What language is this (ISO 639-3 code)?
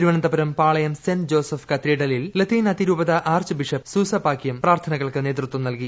mal